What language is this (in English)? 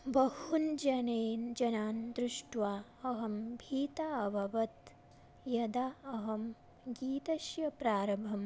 Sanskrit